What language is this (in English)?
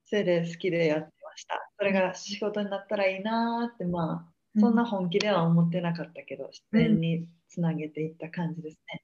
Japanese